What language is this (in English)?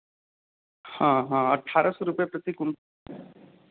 Hindi